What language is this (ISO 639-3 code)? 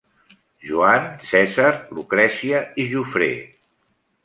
cat